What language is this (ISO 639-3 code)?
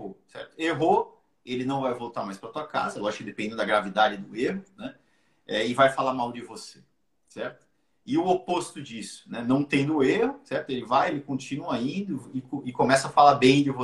por